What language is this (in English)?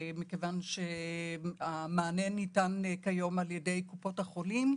Hebrew